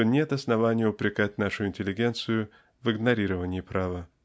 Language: Russian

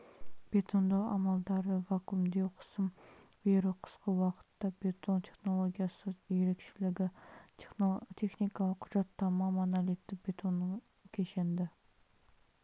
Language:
Kazakh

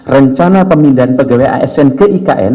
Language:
Indonesian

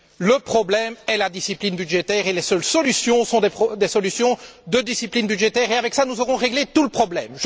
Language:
French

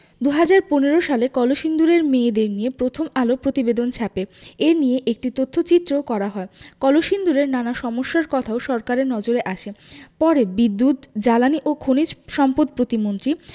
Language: Bangla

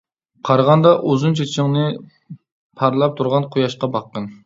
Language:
Uyghur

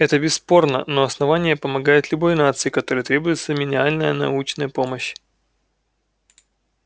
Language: Russian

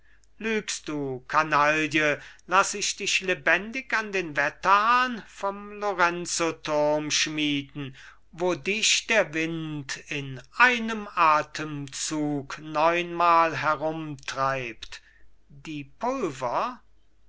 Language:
German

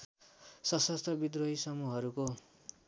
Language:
Nepali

